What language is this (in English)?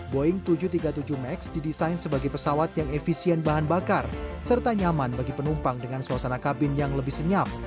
Indonesian